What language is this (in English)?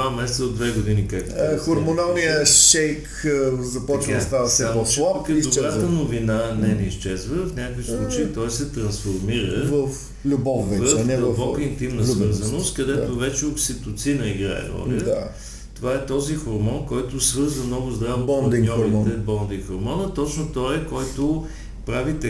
Bulgarian